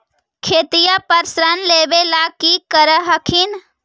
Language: Magahi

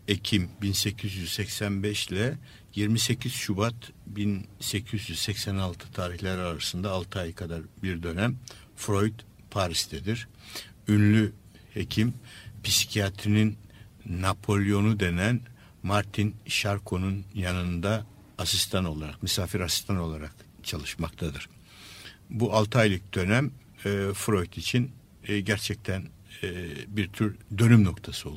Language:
Turkish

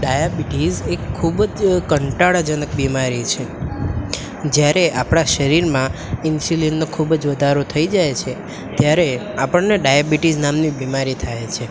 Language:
Gujarati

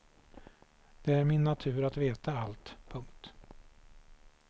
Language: Swedish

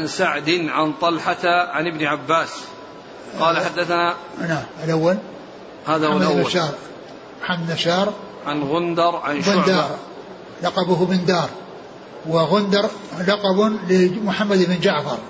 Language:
Arabic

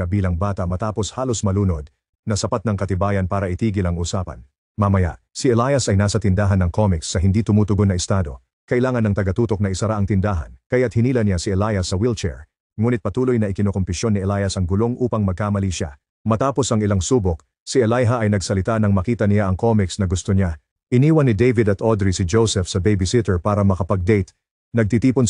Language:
Filipino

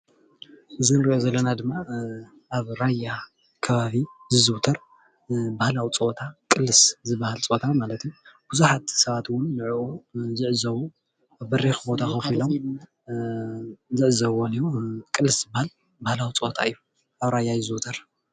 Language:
Tigrinya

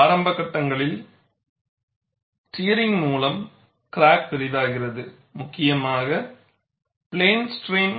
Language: Tamil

